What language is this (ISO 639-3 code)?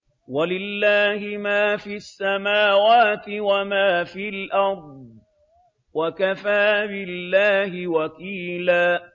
ara